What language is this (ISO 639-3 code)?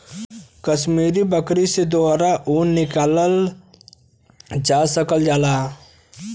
bho